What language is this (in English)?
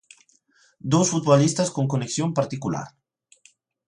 Galician